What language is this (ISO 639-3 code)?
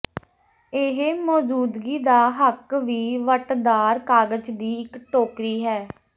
pan